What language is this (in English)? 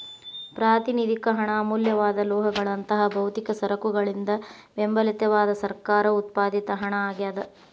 Kannada